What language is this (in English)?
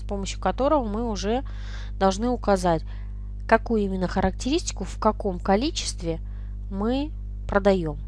Russian